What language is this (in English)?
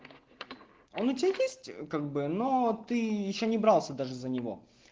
Russian